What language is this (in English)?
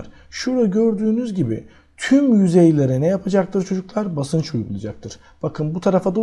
Turkish